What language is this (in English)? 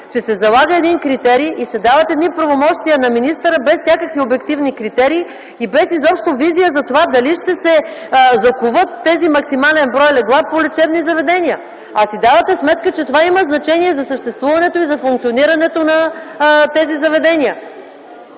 Bulgarian